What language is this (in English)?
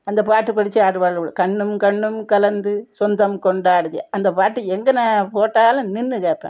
Tamil